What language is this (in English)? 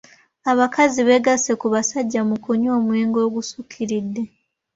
Ganda